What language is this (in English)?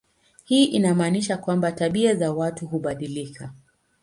Swahili